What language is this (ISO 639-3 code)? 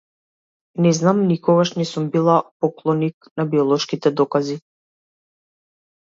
mkd